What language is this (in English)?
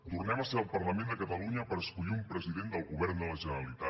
Catalan